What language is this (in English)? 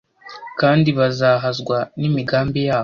Kinyarwanda